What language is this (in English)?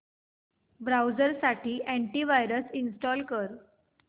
Marathi